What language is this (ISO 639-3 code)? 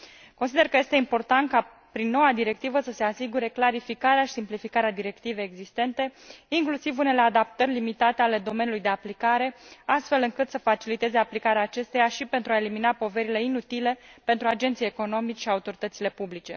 ron